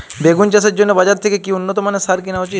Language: Bangla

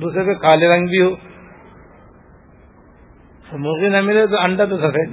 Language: Urdu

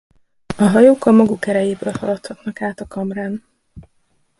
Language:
Hungarian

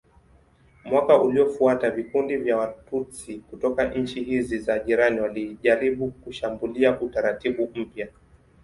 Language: Swahili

